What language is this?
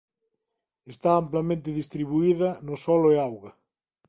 Galician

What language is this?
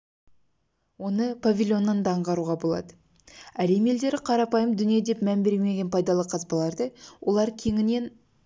Kazakh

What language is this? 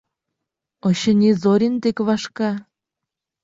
Mari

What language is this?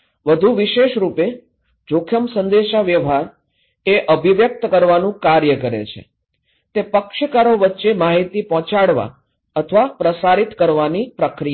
Gujarati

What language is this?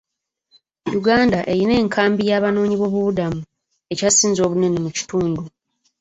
Ganda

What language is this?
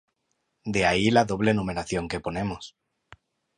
Spanish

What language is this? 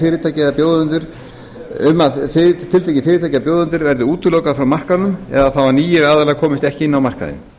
Icelandic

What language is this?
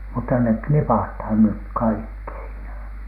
Finnish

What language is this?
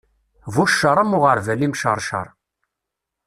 Kabyle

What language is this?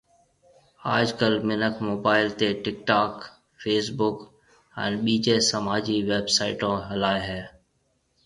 Marwari (Pakistan)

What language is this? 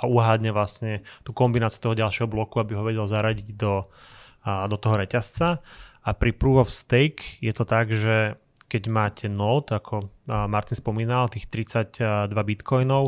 Slovak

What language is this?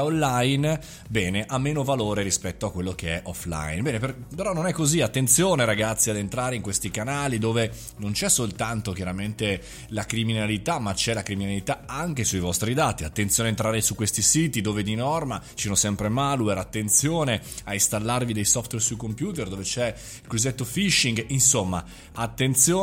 Italian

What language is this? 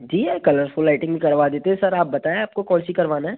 Hindi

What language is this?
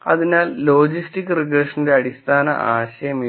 Malayalam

